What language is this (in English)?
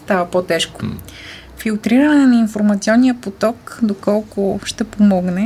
Bulgarian